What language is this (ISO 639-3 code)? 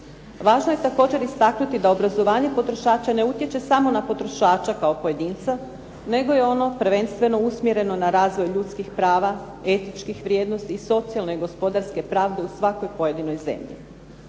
hrv